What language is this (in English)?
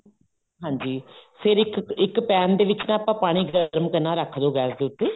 Punjabi